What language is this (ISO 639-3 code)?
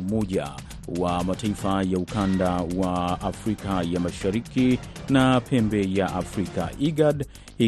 swa